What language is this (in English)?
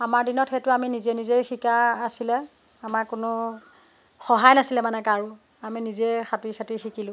Assamese